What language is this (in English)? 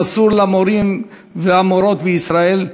Hebrew